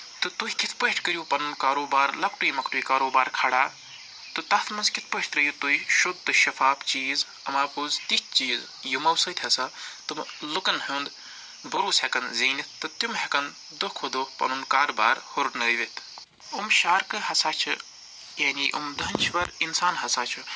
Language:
Kashmiri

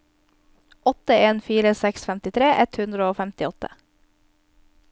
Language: Norwegian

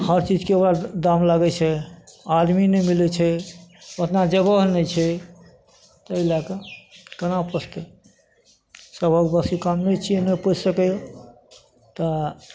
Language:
Maithili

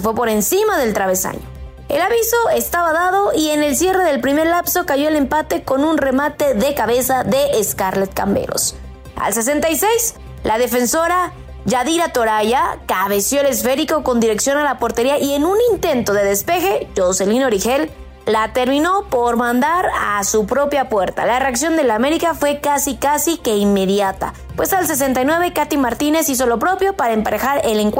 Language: Spanish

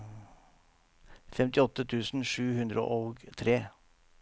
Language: Norwegian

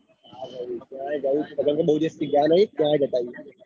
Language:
Gujarati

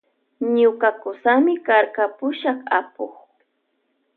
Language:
Loja Highland Quichua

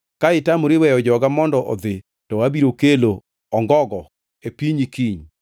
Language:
Luo (Kenya and Tanzania)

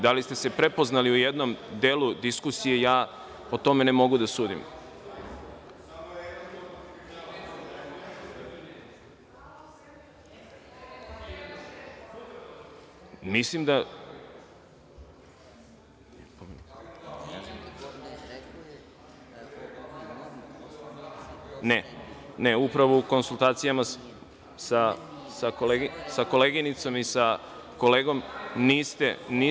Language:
Serbian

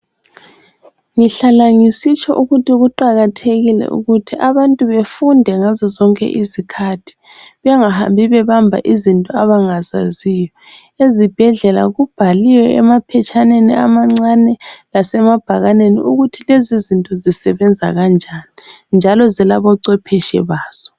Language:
North Ndebele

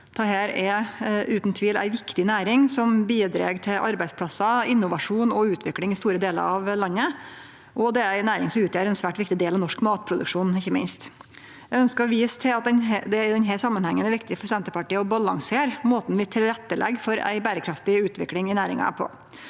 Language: Norwegian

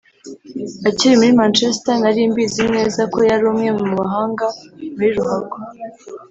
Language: Kinyarwanda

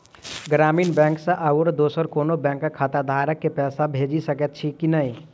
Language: Maithili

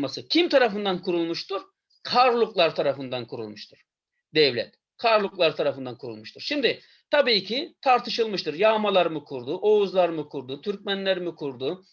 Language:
Turkish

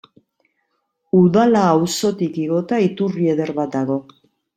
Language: Basque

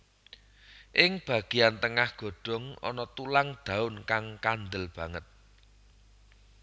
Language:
Javanese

